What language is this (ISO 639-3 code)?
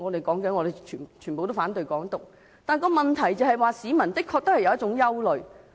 yue